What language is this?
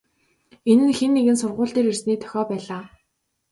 Mongolian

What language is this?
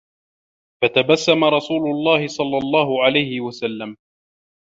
Arabic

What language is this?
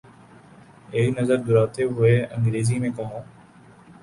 Urdu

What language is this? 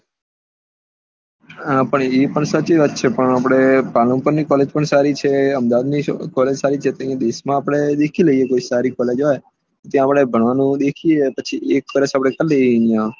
Gujarati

